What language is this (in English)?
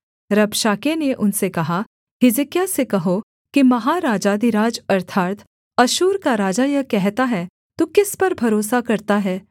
Hindi